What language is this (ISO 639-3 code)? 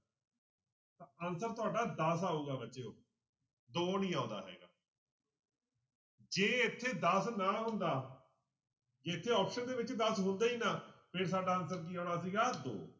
pan